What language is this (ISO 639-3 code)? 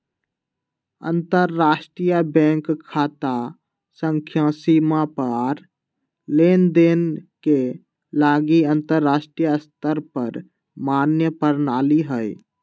mag